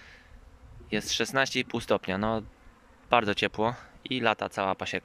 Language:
Polish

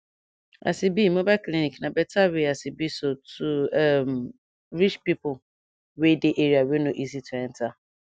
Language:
Nigerian Pidgin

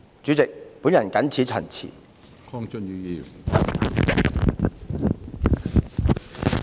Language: Cantonese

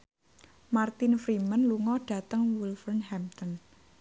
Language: Javanese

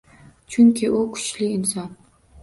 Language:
Uzbek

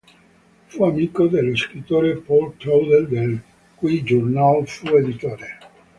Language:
Italian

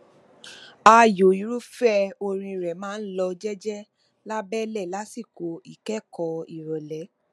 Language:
Yoruba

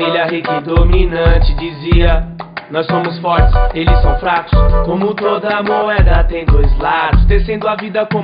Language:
Portuguese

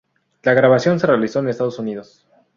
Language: Spanish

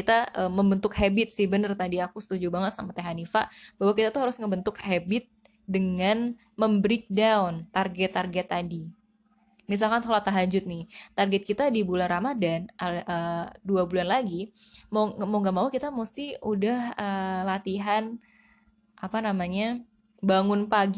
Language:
Indonesian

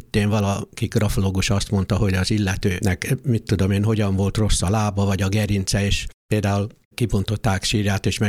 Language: Hungarian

